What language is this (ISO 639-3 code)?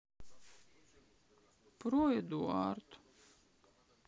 rus